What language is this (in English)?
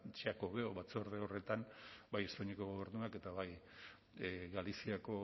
Basque